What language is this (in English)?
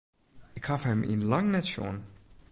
Western Frisian